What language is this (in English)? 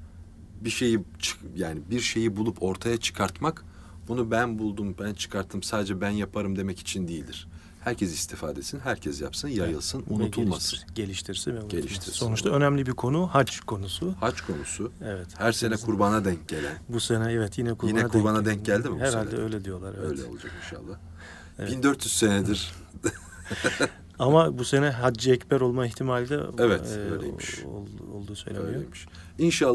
Turkish